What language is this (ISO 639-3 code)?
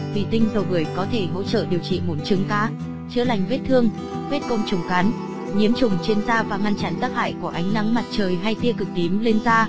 vie